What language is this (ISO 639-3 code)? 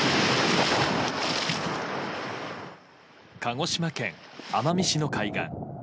jpn